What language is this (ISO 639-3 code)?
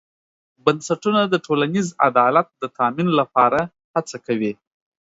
pus